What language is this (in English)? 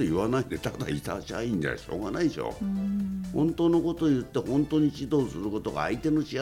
Japanese